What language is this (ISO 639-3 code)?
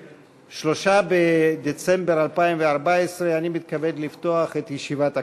heb